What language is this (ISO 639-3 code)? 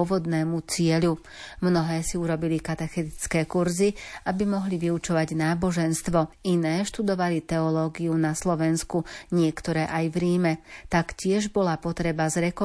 slk